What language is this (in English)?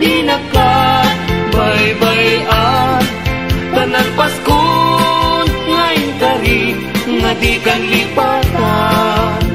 Filipino